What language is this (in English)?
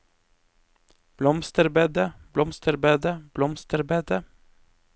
Norwegian